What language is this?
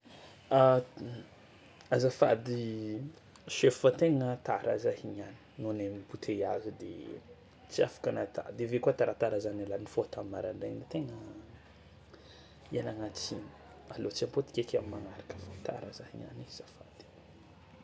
Tsimihety Malagasy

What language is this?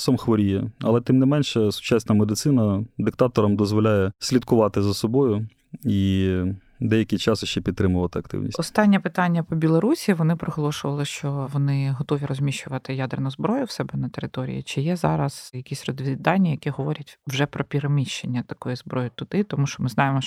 Ukrainian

